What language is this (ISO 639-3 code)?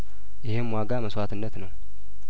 amh